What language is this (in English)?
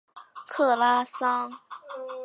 Chinese